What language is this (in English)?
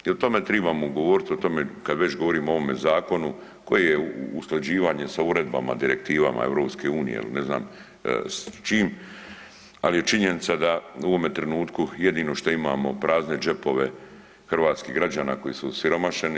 Croatian